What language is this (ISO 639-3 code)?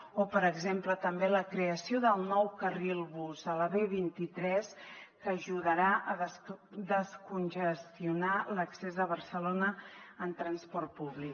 cat